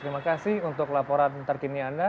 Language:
Indonesian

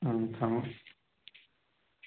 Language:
Manipuri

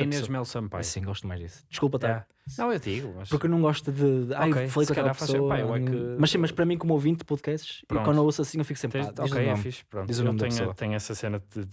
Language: Portuguese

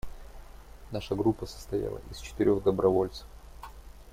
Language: Russian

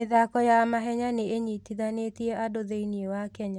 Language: Kikuyu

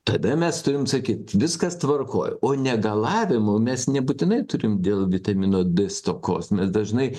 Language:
Lithuanian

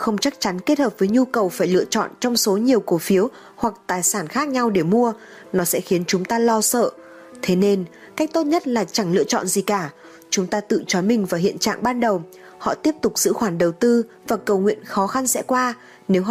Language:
Vietnamese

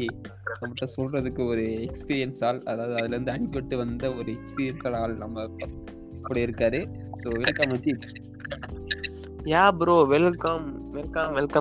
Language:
Tamil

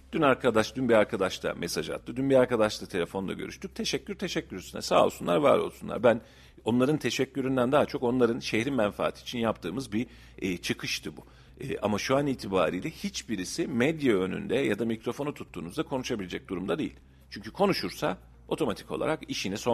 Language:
Turkish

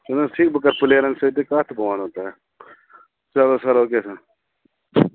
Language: Kashmiri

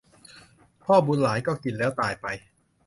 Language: Thai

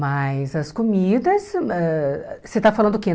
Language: Portuguese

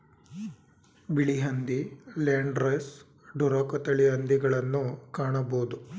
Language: Kannada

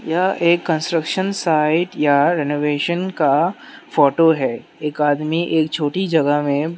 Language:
Hindi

